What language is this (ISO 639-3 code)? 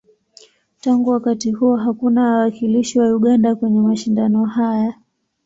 swa